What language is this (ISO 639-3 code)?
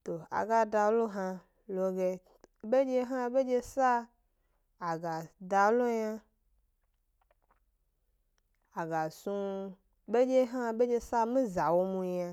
gby